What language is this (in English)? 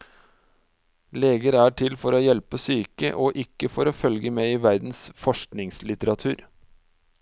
Norwegian